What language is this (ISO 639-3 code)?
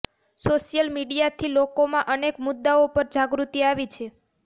guj